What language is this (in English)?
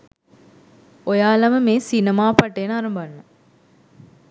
Sinhala